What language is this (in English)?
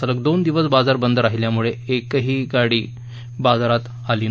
Marathi